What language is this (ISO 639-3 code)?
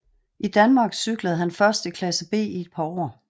dan